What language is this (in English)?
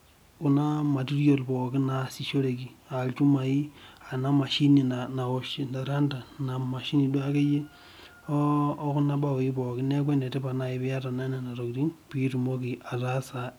Masai